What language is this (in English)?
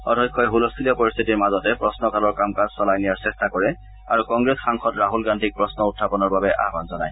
Assamese